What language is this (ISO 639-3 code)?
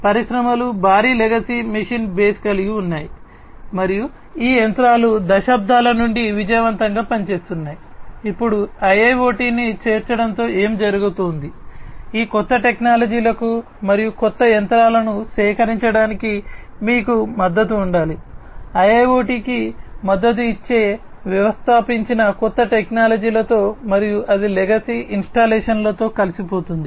tel